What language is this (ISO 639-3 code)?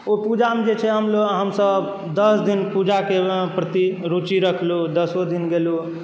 mai